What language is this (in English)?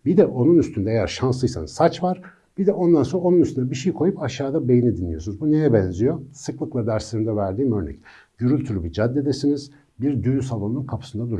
Turkish